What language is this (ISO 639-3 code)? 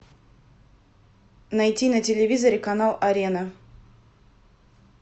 rus